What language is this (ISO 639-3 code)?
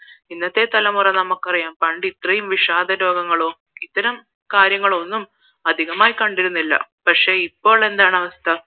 mal